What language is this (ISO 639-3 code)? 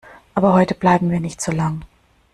deu